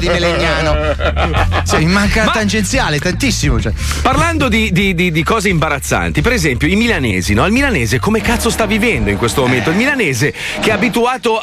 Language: Italian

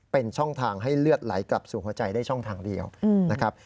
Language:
Thai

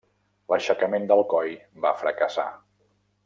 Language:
Catalan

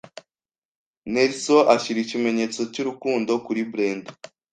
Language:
Kinyarwanda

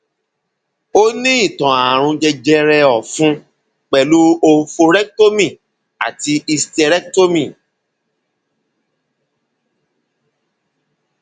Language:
Yoruba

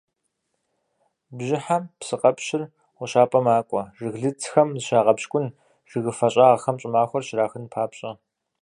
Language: Kabardian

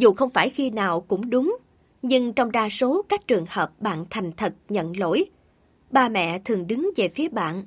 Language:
Vietnamese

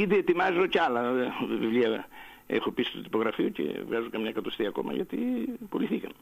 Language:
Greek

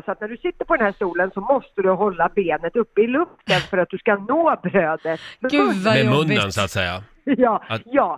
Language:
Swedish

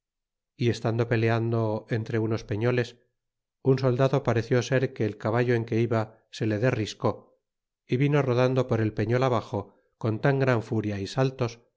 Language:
Spanish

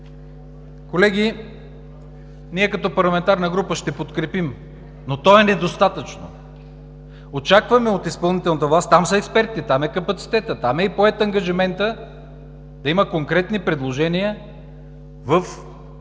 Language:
Bulgarian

